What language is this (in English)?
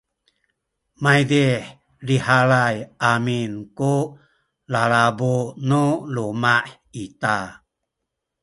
Sakizaya